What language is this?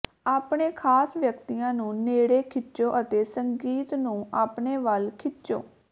Punjabi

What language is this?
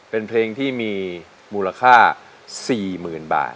Thai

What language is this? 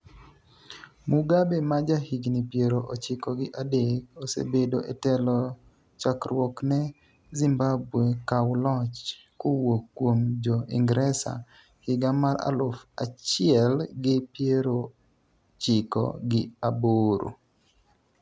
Luo (Kenya and Tanzania)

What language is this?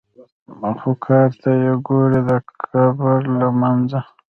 Pashto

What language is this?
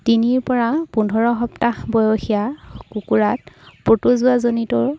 Assamese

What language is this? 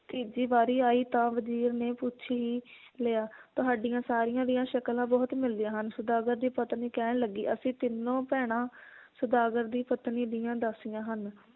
Punjabi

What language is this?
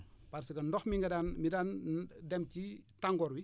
Wolof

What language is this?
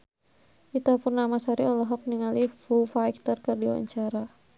Sundanese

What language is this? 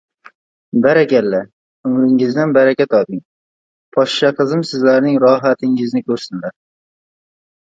Uzbek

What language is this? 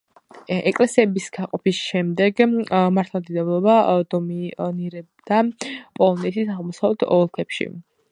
Georgian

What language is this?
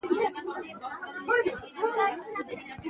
Pashto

